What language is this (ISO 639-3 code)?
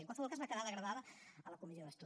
cat